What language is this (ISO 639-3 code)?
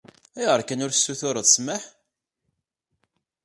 kab